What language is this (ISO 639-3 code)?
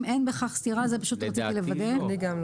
heb